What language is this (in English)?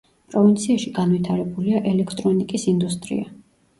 Georgian